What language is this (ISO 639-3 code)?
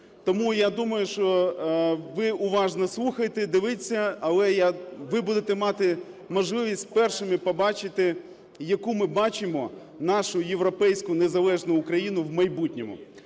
ukr